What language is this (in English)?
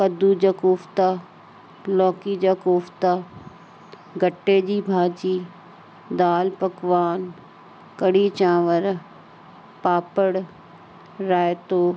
Sindhi